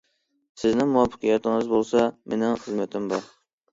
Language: Uyghur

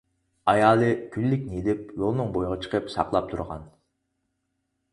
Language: Uyghur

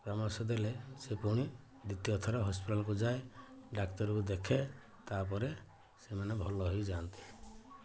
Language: Odia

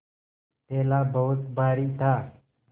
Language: Hindi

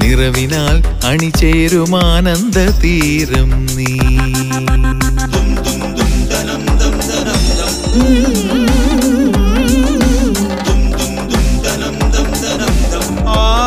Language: Malayalam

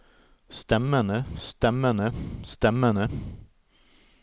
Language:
Norwegian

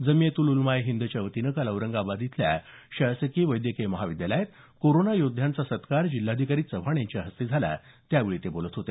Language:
Marathi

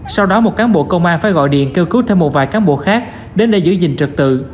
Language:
Vietnamese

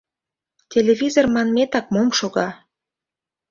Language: Mari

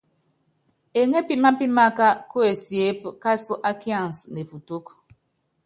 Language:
Yangben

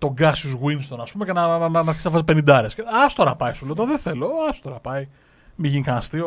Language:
Greek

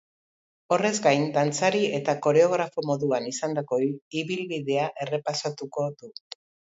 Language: Basque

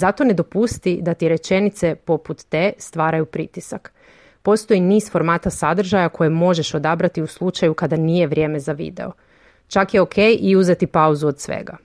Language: Croatian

